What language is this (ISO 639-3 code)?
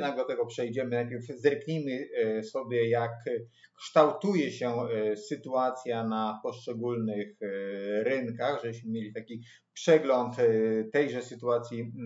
pol